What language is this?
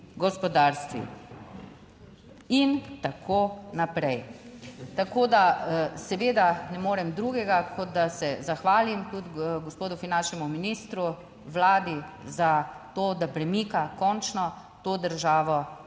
Slovenian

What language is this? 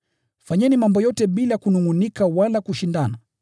Swahili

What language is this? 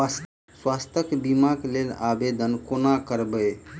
Maithili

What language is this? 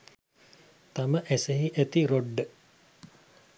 Sinhala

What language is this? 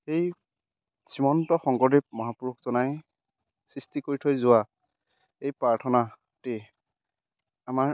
Assamese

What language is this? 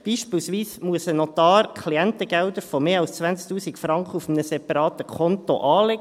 Swiss German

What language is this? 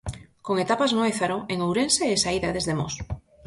Galician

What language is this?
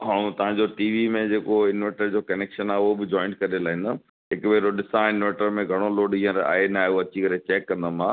Sindhi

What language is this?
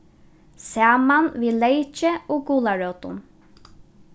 Faroese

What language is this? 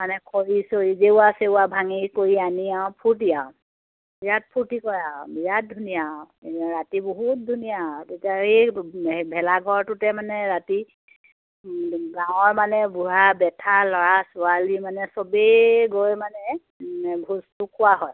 Assamese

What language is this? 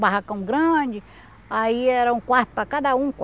Portuguese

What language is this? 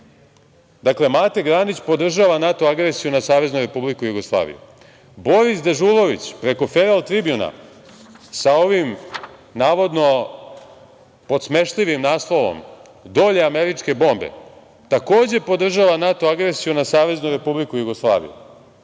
Serbian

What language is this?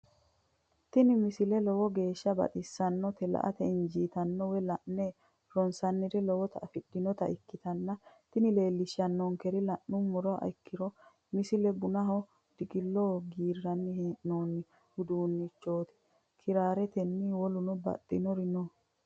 Sidamo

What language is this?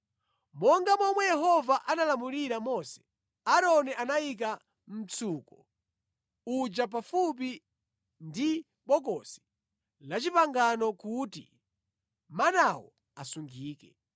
Nyanja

